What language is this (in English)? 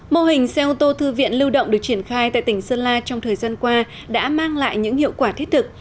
Vietnamese